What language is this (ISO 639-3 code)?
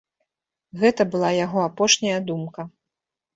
bel